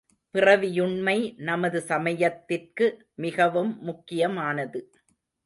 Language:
Tamil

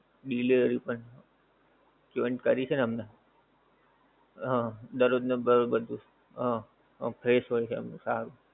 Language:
Gujarati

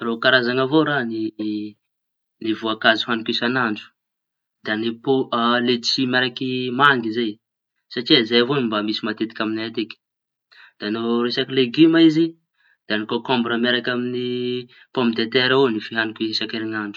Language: Tanosy Malagasy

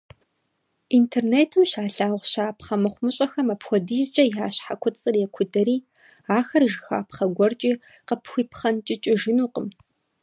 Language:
Kabardian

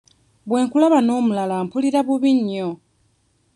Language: Ganda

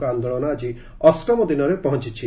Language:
Odia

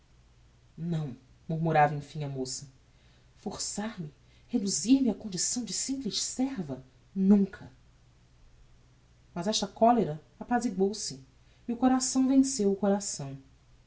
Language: Portuguese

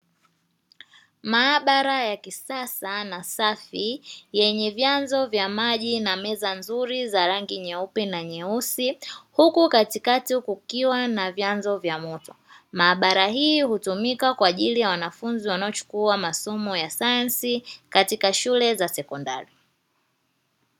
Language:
Swahili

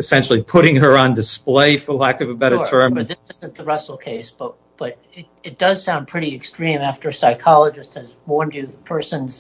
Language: English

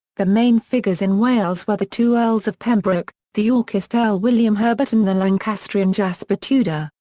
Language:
English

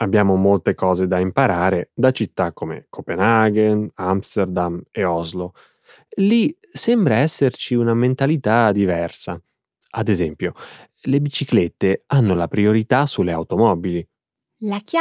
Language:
Italian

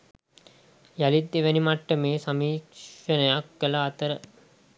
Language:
Sinhala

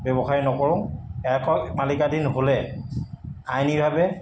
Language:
Assamese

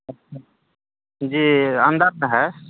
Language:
Urdu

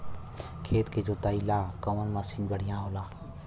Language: Bhojpuri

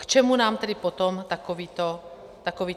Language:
Czech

